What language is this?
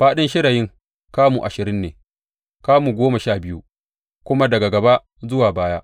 Hausa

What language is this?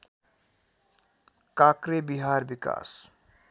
Nepali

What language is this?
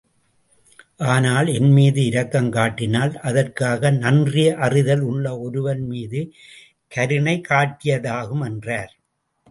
Tamil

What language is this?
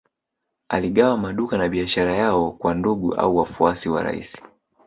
Swahili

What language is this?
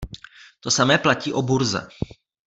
Czech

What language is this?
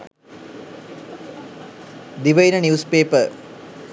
Sinhala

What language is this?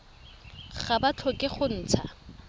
Tswana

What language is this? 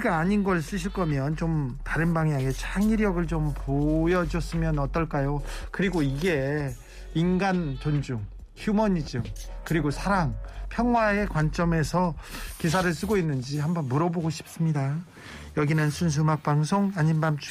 Korean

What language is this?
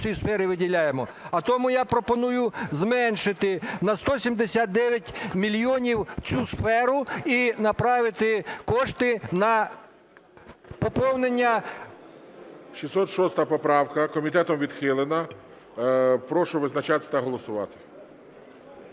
Ukrainian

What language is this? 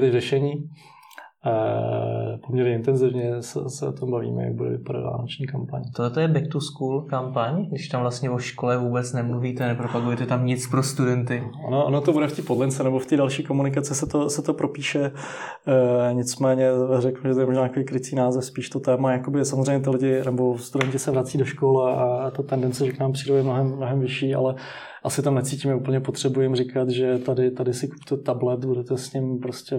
Czech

